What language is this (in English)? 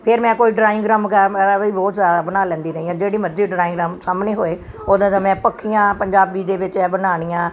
Punjabi